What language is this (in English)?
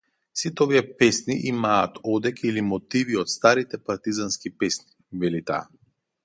Macedonian